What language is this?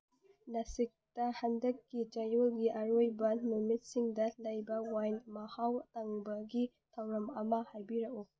Manipuri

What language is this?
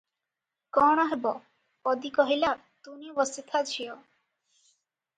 Odia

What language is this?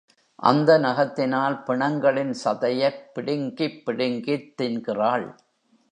Tamil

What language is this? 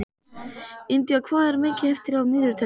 Icelandic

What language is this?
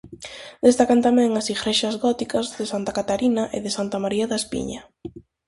Galician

